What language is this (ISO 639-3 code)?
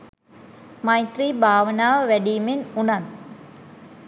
sin